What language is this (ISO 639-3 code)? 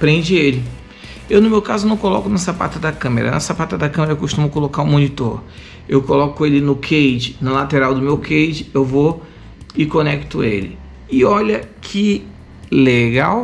por